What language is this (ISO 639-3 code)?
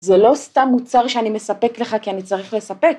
heb